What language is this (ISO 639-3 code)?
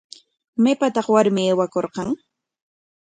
qwa